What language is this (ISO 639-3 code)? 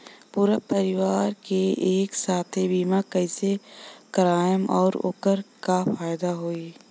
bho